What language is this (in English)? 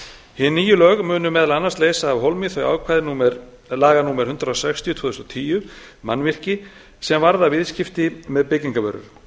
Icelandic